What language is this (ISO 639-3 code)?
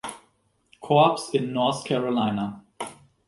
deu